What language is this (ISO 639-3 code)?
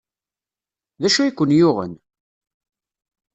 kab